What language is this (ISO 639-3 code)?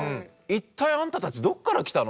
jpn